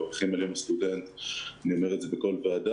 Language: Hebrew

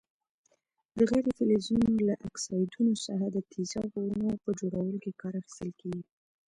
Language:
Pashto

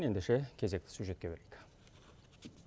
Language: Kazakh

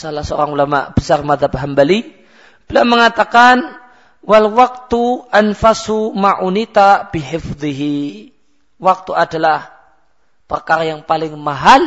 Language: Malay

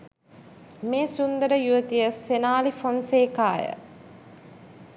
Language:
Sinhala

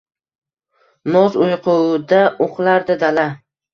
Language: Uzbek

